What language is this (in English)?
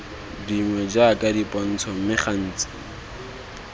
Tswana